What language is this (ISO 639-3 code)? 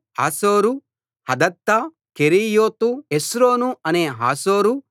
tel